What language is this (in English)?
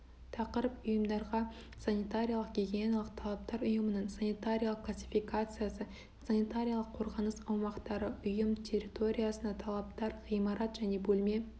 Kazakh